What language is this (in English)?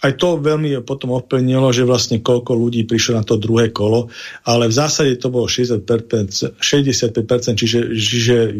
Slovak